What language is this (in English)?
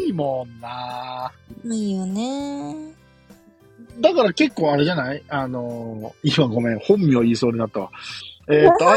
Japanese